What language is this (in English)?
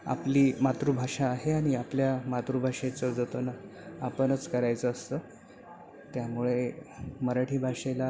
Marathi